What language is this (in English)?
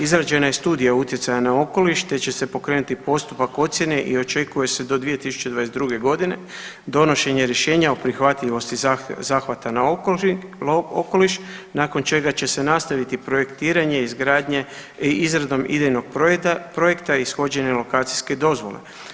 Croatian